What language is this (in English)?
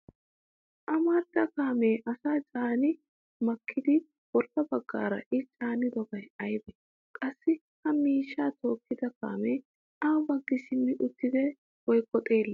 Wolaytta